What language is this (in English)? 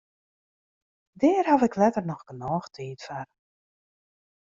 Western Frisian